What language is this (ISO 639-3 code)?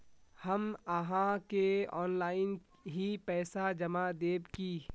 mag